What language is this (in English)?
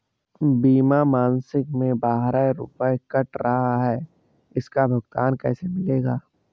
Hindi